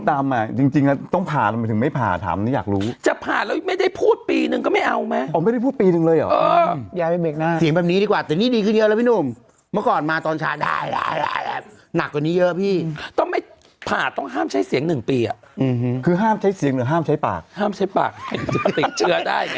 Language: Thai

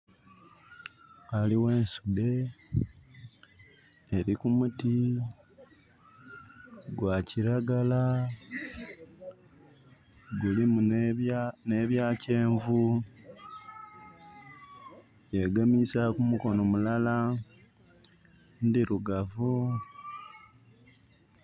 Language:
Soga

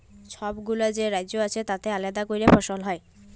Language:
Bangla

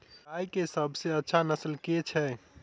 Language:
Maithili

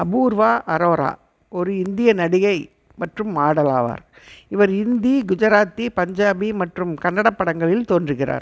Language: Tamil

